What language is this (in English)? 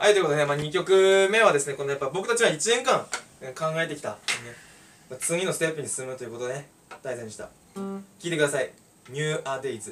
Japanese